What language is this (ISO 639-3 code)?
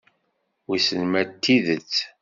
kab